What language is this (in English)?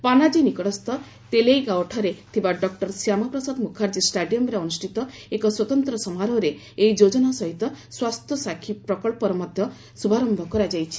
Odia